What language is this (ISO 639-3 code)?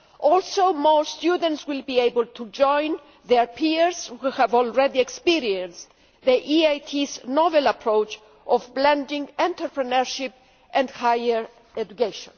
eng